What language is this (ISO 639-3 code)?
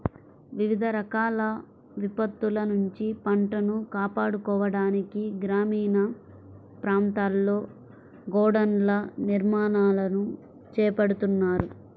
tel